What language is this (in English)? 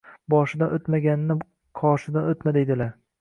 Uzbek